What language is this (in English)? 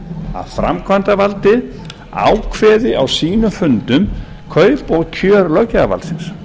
Icelandic